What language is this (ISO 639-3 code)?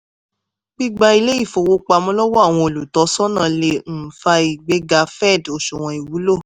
yor